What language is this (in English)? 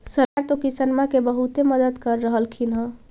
Magahi